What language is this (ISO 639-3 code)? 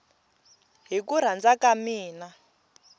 tso